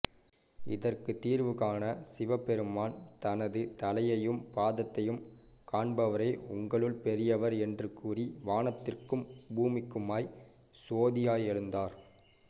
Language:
Tamil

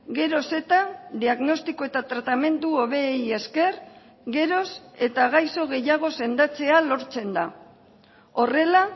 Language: Basque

